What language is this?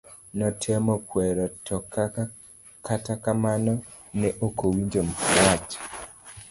Luo (Kenya and Tanzania)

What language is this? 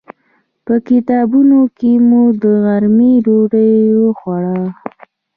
Pashto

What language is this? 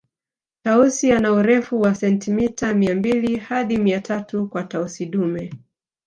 Swahili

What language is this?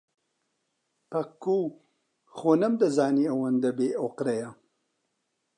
Central Kurdish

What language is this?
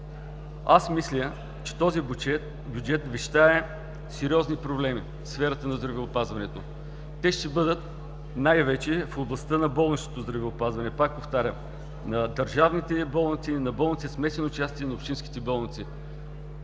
Bulgarian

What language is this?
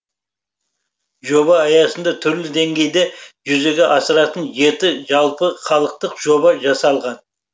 Kazakh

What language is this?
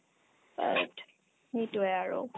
Assamese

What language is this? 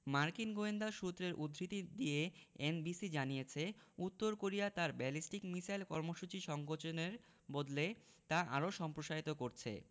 Bangla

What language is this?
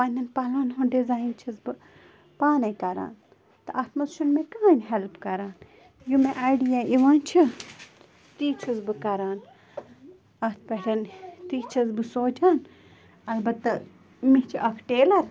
Kashmiri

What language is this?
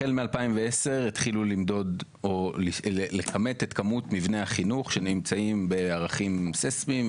Hebrew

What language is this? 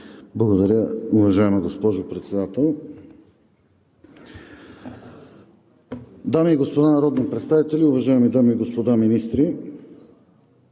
Bulgarian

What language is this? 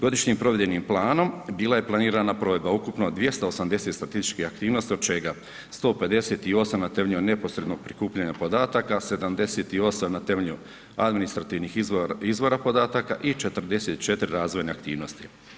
Croatian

